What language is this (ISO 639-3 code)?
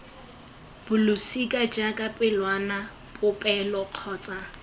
tsn